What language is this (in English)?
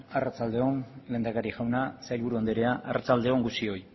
Basque